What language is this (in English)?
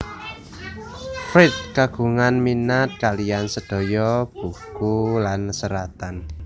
Javanese